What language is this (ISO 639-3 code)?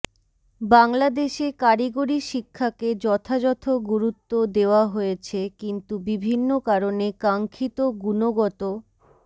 ben